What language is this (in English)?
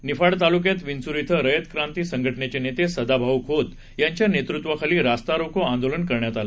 Marathi